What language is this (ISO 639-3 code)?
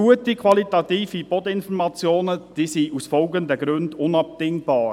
gsw